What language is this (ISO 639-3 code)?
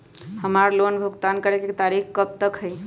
mag